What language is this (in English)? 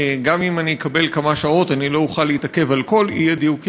Hebrew